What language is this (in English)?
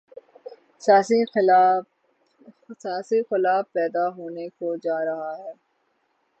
Urdu